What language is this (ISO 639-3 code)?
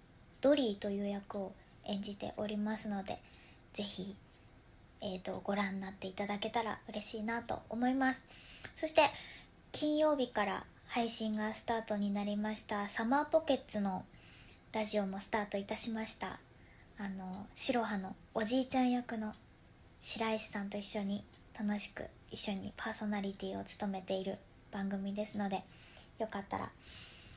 jpn